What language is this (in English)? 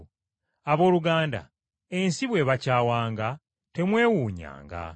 Ganda